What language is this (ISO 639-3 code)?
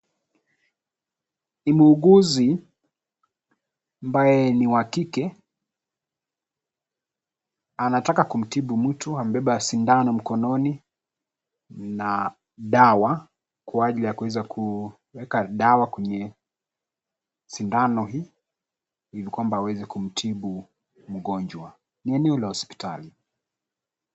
swa